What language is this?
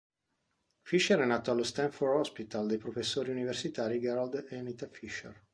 Italian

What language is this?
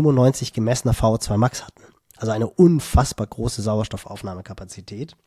German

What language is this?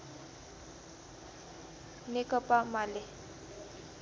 Nepali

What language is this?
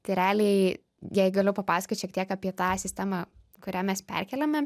Lithuanian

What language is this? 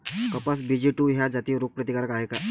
Marathi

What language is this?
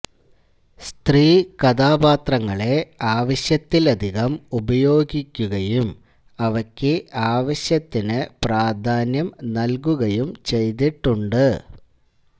Malayalam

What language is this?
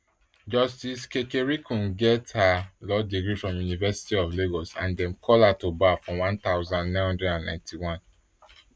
Nigerian Pidgin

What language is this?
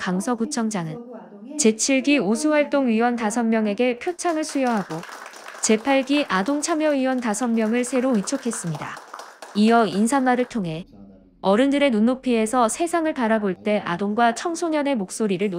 Korean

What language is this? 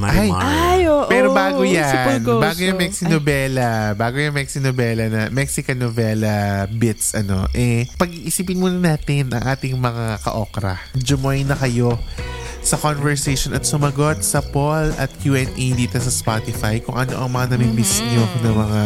Filipino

